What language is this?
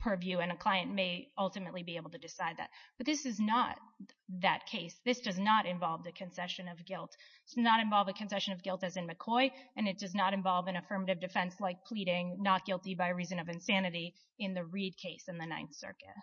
English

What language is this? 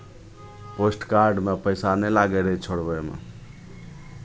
Maithili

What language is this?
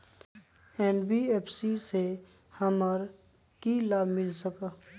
Magahi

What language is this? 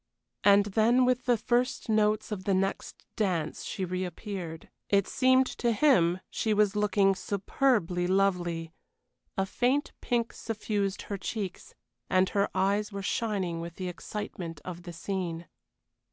English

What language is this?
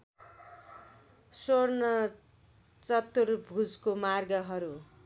Nepali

